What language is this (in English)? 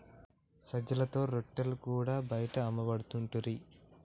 Telugu